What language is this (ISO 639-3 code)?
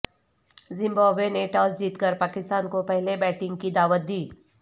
urd